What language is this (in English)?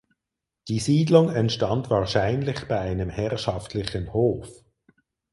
German